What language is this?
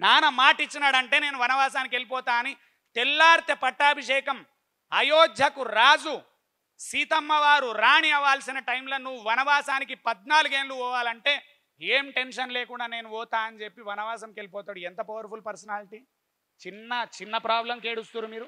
Telugu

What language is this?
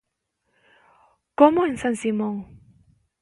Galician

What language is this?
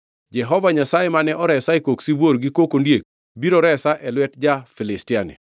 Luo (Kenya and Tanzania)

